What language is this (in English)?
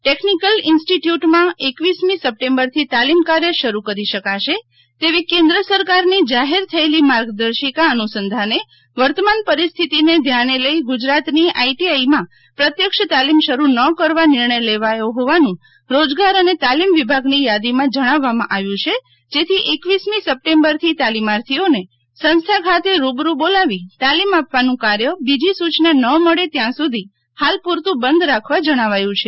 Gujarati